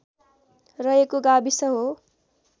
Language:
Nepali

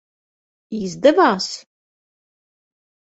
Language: Latvian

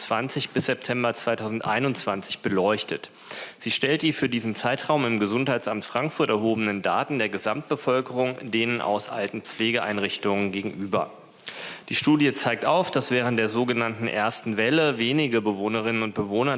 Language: German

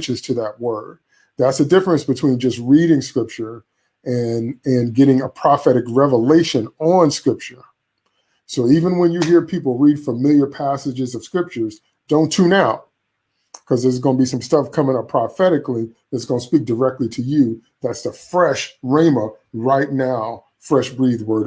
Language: English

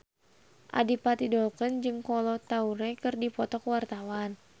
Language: Sundanese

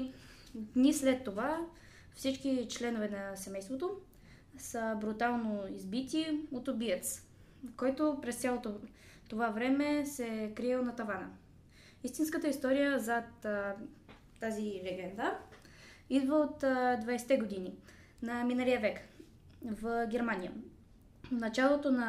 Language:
Bulgarian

